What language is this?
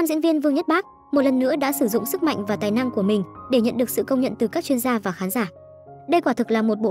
Vietnamese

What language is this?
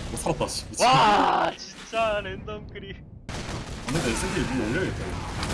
Korean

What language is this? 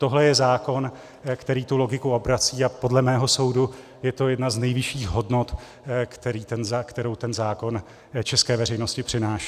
Czech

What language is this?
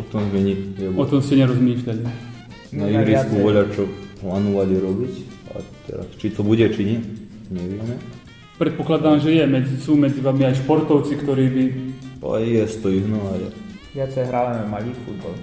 Slovak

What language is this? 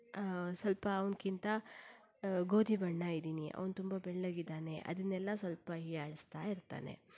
Kannada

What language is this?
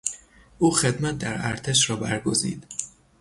Persian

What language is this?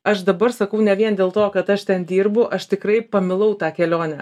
Lithuanian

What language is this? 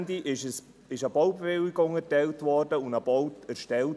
Swiss German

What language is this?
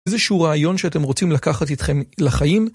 Hebrew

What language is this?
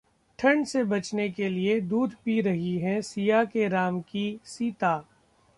Hindi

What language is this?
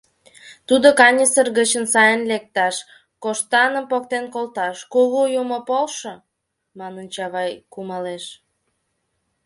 Mari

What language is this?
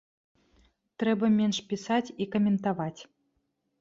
Belarusian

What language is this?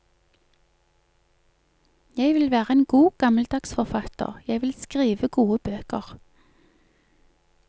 Norwegian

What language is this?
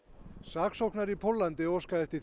Icelandic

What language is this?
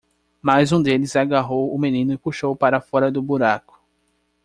Portuguese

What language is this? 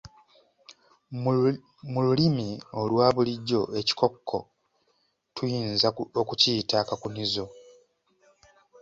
Ganda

